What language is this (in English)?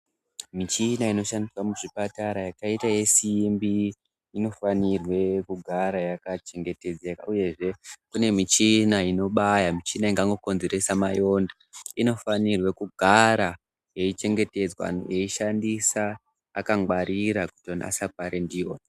Ndau